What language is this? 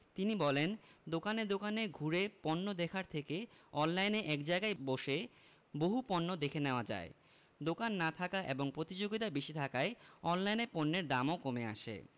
Bangla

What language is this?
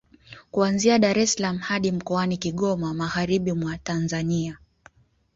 Swahili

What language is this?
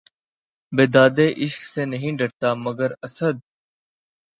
Urdu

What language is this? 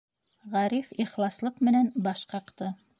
Bashkir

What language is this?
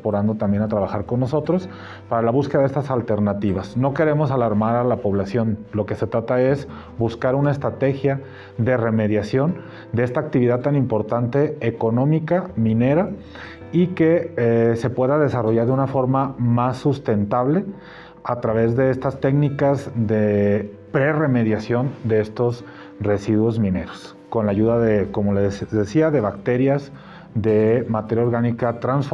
Spanish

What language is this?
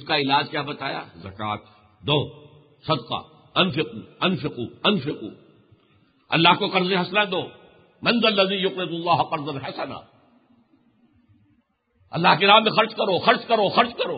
Urdu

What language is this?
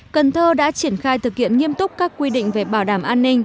Vietnamese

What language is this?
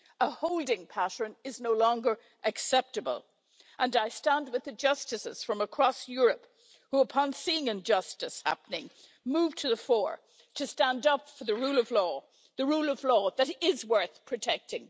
English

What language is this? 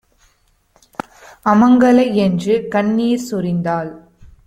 Tamil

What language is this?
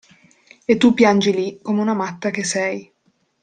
Italian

